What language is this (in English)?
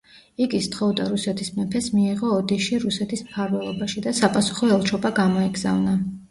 Georgian